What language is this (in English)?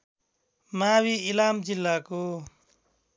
Nepali